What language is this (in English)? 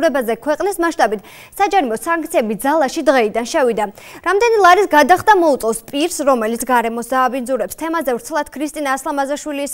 Romanian